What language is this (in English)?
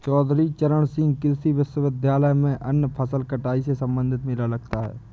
Hindi